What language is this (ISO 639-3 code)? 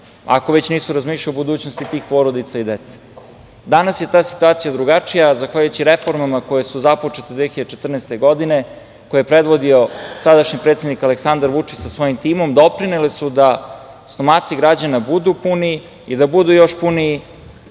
srp